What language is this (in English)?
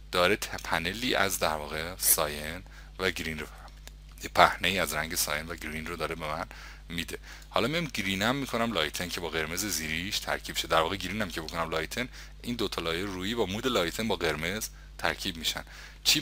Persian